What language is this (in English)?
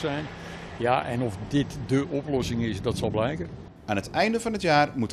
Dutch